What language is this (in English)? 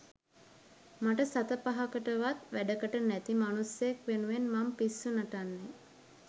Sinhala